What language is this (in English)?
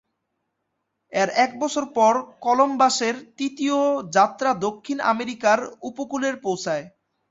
Bangla